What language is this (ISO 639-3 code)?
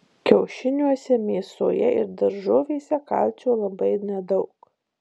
lit